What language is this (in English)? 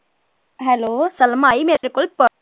Punjabi